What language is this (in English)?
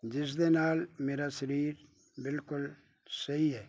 Punjabi